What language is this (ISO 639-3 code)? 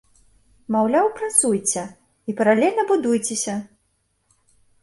bel